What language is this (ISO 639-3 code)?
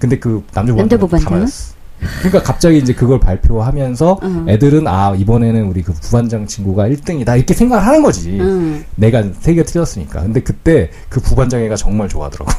kor